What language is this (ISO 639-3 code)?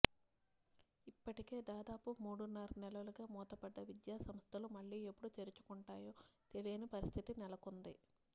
tel